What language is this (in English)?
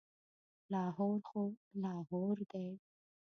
Pashto